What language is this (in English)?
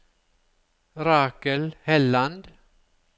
Norwegian